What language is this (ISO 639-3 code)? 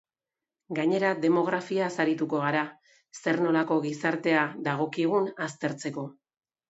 eus